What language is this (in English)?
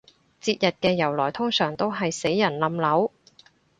Cantonese